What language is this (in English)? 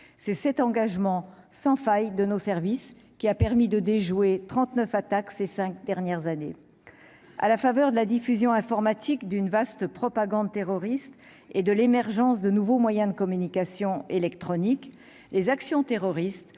French